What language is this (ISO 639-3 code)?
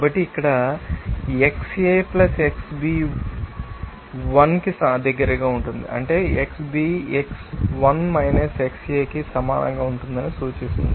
tel